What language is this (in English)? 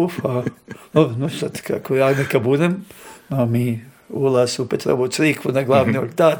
Croatian